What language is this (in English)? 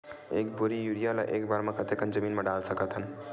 Chhattisgarhi